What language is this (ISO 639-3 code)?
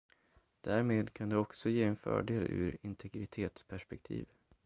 swe